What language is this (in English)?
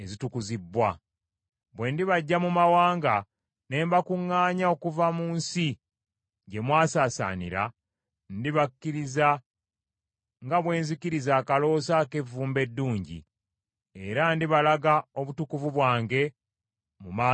Ganda